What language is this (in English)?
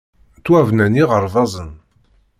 Kabyle